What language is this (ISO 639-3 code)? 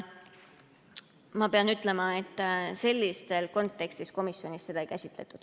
est